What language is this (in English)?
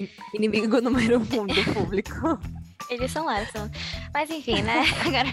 Portuguese